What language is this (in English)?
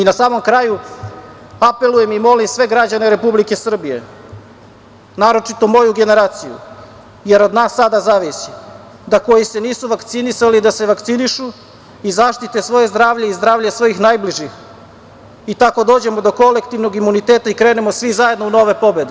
Serbian